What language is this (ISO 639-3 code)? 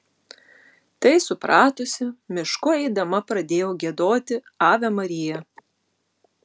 lit